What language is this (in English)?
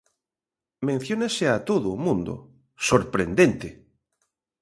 Galician